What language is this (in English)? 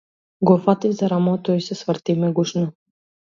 Macedonian